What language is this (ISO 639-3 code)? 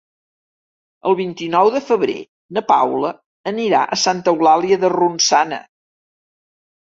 cat